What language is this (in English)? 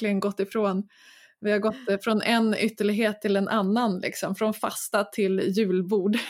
Swedish